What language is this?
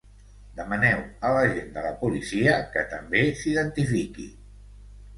Catalan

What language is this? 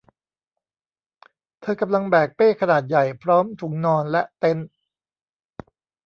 Thai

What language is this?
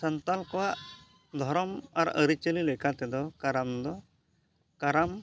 Santali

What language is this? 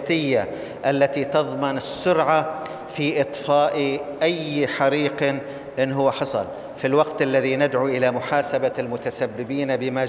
Arabic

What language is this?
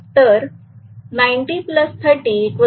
Marathi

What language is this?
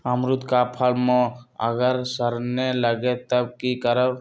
Magahi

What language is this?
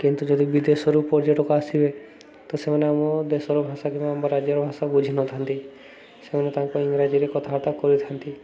Odia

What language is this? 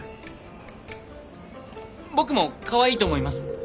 Japanese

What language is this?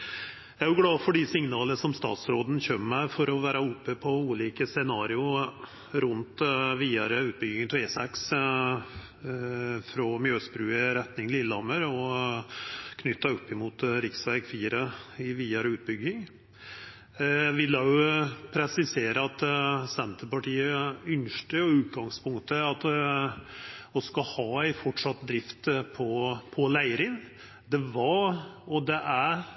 Norwegian Nynorsk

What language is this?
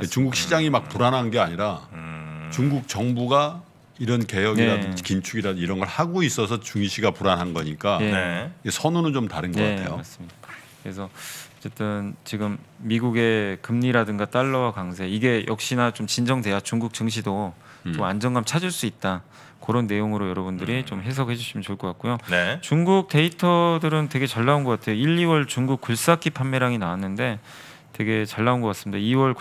Korean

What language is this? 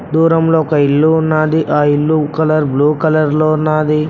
Telugu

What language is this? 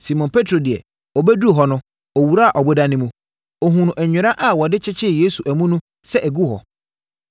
Akan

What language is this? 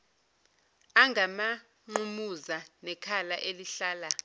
Zulu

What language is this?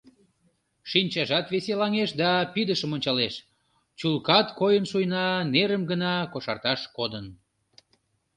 Mari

